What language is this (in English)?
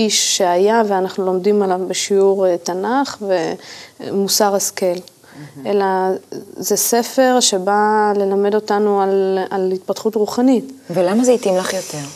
Hebrew